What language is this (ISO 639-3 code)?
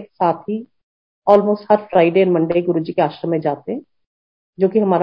hin